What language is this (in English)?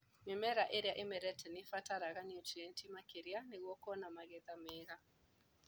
Kikuyu